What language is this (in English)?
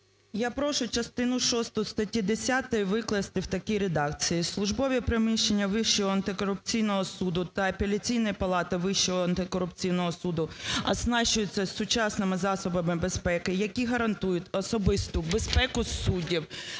Ukrainian